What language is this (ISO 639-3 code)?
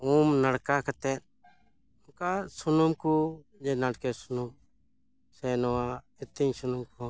sat